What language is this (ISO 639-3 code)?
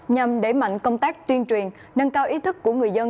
vie